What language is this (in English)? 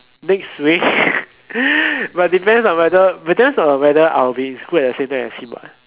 English